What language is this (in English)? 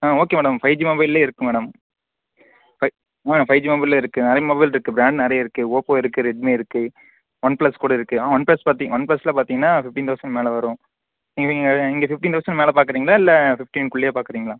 Tamil